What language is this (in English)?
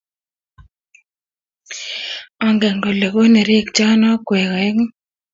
Kalenjin